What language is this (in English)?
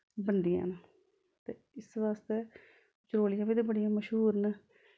Dogri